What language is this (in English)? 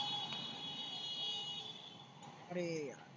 Marathi